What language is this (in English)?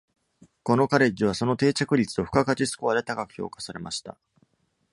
Japanese